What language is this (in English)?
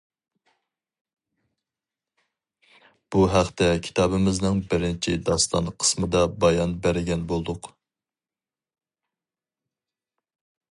Uyghur